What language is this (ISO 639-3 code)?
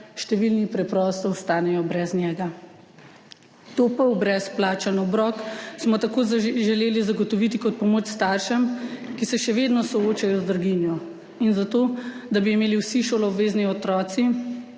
slv